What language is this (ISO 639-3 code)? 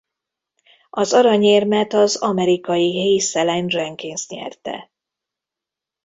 hun